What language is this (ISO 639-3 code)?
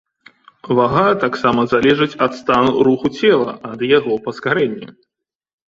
bel